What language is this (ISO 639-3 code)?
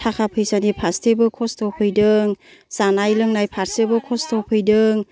brx